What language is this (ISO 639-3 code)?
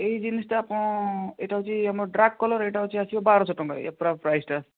ori